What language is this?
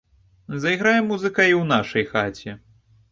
Belarusian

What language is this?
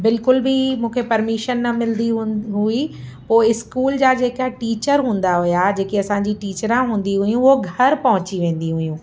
Sindhi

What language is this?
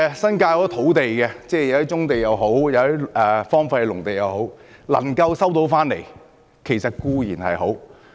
Cantonese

